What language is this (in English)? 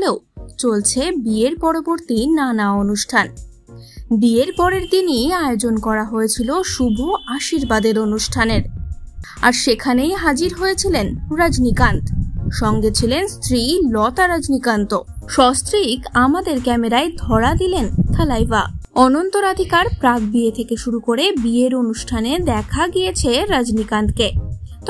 Bangla